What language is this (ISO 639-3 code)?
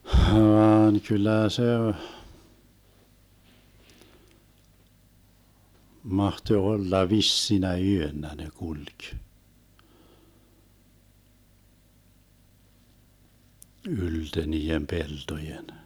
fin